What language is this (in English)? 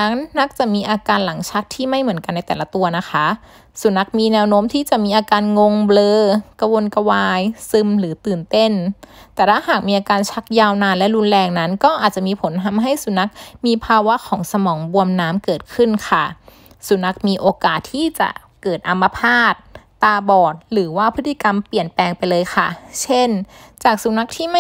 Thai